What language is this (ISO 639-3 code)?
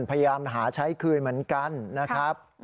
tha